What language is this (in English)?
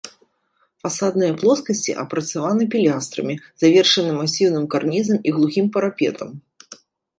Belarusian